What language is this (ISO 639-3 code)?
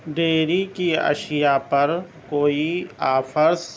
urd